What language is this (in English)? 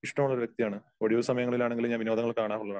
Malayalam